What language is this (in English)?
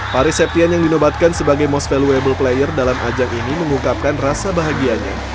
Indonesian